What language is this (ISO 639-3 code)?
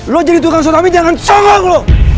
ind